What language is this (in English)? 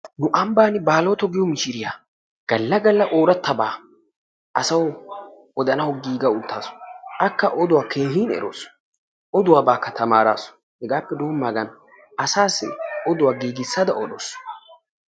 Wolaytta